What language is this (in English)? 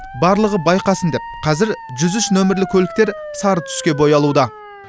Kazakh